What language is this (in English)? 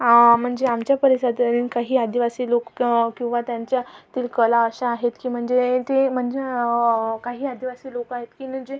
Marathi